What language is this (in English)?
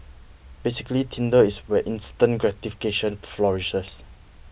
English